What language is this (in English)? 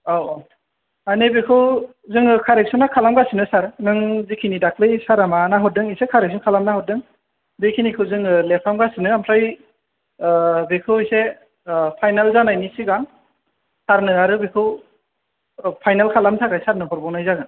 Bodo